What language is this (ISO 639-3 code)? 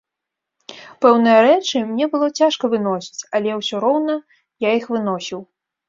bel